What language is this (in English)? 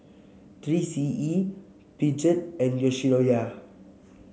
English